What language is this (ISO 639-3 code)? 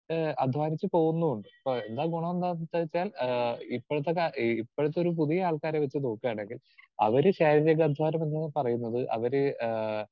mal